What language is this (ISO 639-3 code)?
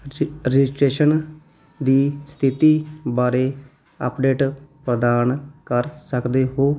pan